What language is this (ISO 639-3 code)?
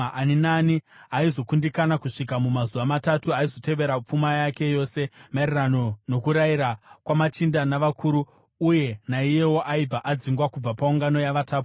sna